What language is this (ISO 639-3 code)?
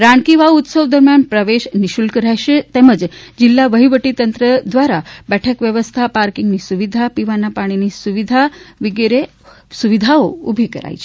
guj